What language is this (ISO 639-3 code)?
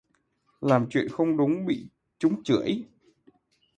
vie